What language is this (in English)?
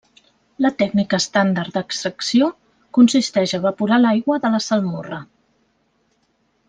Catalan